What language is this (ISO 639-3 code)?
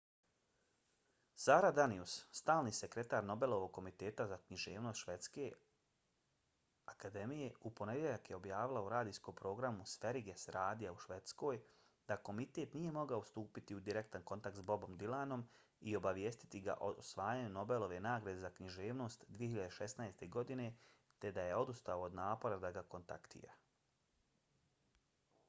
bos